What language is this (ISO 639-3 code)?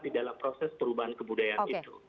ind